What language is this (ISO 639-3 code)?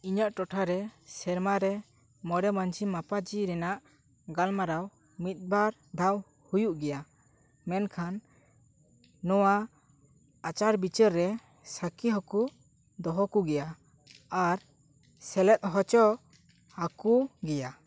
sat